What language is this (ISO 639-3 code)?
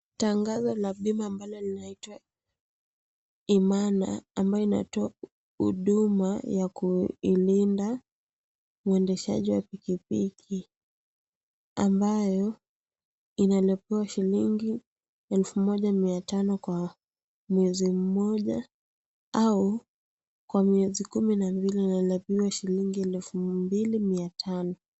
swa